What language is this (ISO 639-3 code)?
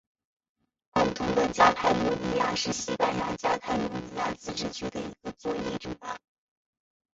zho